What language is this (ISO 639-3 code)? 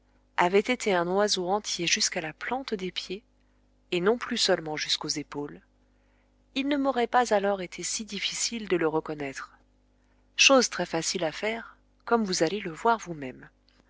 fra